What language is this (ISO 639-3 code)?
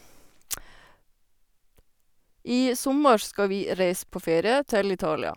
nor